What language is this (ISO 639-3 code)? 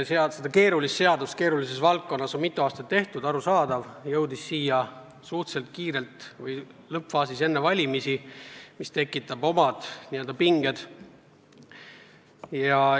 est